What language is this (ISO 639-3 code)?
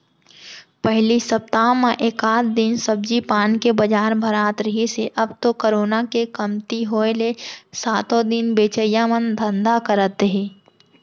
hne